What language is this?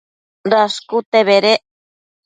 Matsés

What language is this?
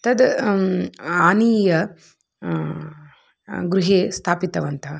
Sanskrit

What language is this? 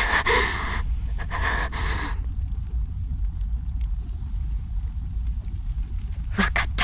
Japanese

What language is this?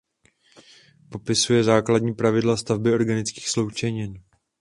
Czech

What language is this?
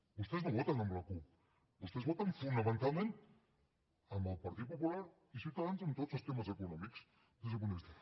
Catalan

